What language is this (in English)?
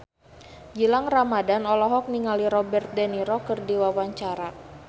Sundanese